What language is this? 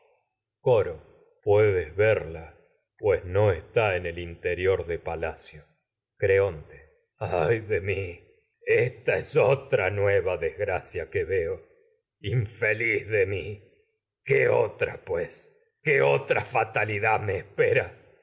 Spanish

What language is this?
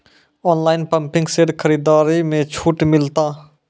Maithili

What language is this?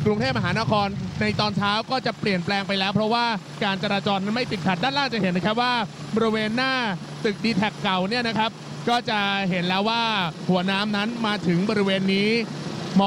Thai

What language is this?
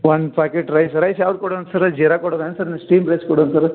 Kannada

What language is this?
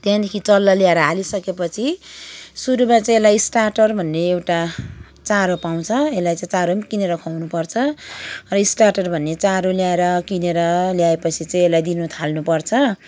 Nepali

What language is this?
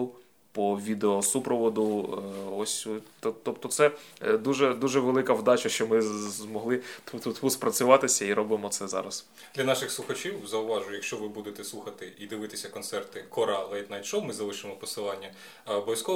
Ukrainian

